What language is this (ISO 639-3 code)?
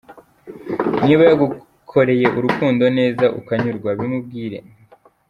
kin